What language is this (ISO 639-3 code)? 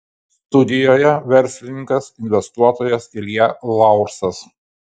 lit